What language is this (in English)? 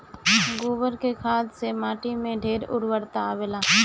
Bhojpuri